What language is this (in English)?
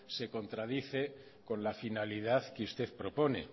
Spanish